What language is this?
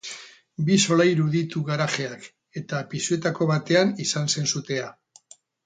Basque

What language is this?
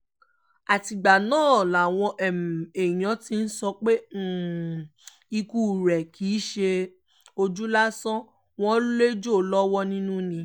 Yoruba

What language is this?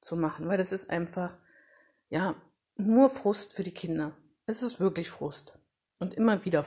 German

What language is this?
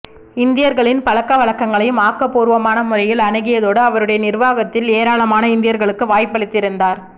Tamil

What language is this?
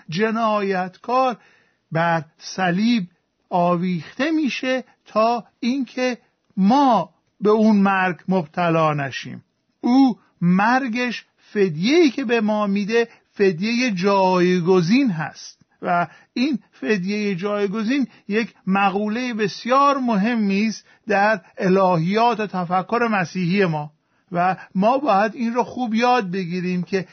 Persian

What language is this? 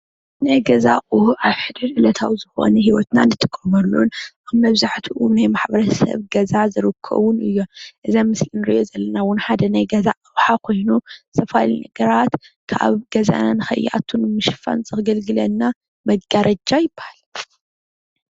Tigrinya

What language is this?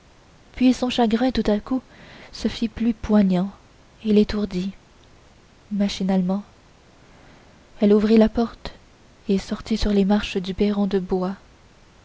French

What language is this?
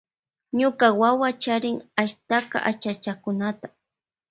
Loja Highland Quichua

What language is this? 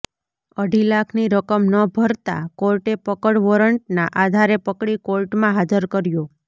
Gujarati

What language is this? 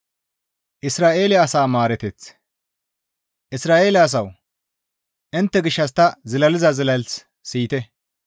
Gamo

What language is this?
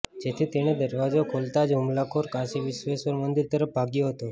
Gujarati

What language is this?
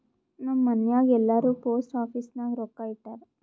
Kannada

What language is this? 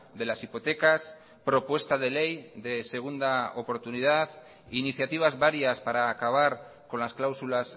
Spanish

